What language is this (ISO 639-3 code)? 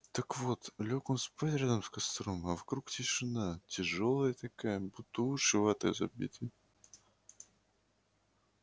rus